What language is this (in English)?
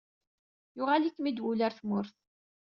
Kabyle